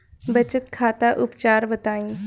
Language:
Bhojpuri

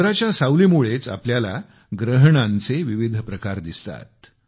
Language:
Marathi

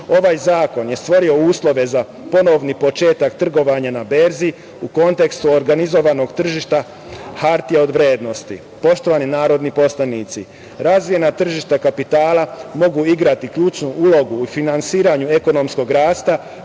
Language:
Serbian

